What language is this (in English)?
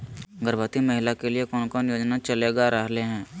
Magahi